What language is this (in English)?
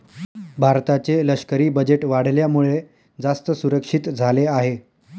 Marathi